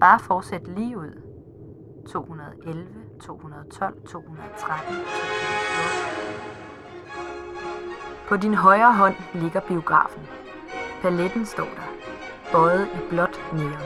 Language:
Danish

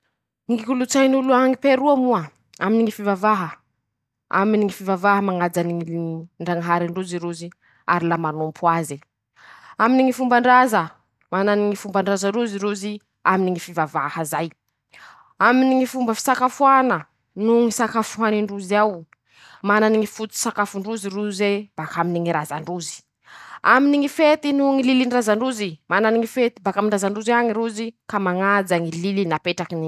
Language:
Masikoro Malagasy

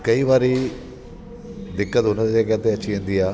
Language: Sindhi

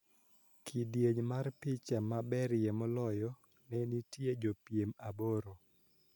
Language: Luo (Kenya and Tanzania)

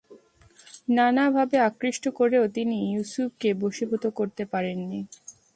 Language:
Bangla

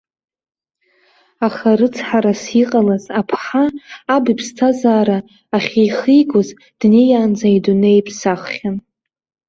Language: Abkhazian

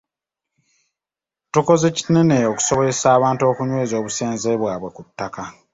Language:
Ganda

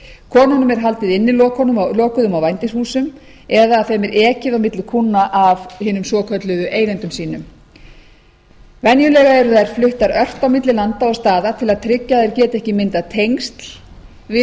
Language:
Icelandic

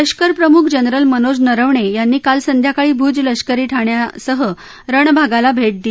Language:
Marathi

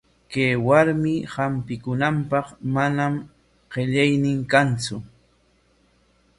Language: Corongo Ancash Quechua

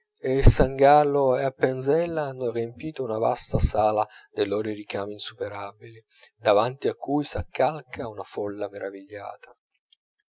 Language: Italian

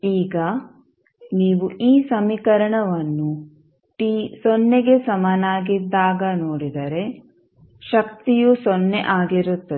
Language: Kannada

